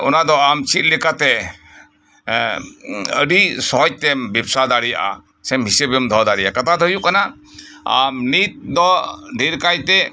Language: Santali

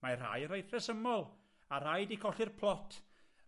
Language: Welsh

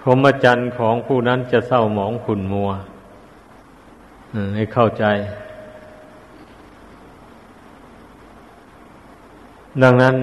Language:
Thai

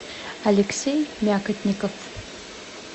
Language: Russian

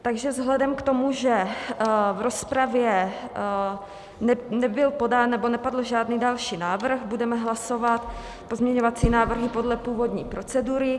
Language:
Czech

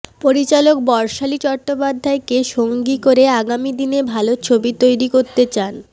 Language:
Bangla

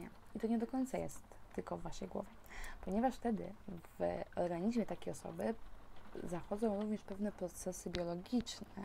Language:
Polish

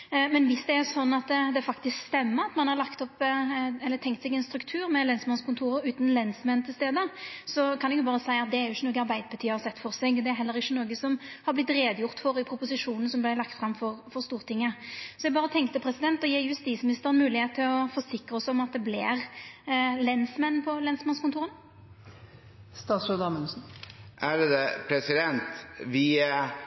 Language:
Norwegian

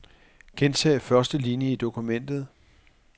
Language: Danish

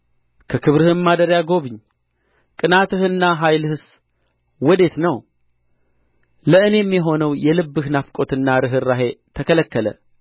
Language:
Amharic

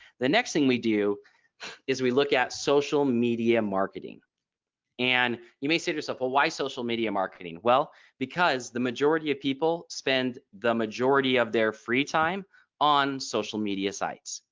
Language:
English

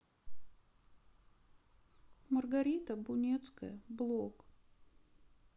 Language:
Russian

